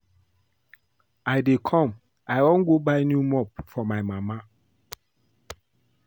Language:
Nigerian Pidgin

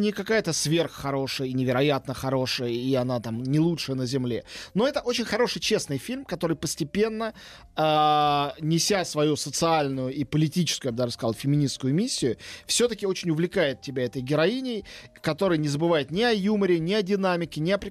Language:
Russian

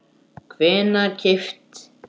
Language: Icelandic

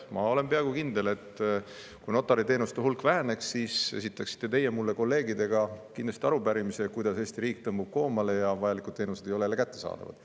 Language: Estonian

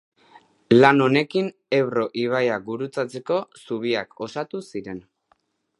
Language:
Basque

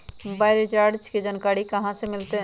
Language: Magahi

